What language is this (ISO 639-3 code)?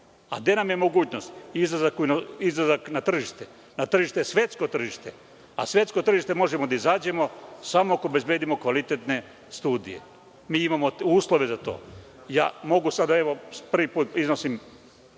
srp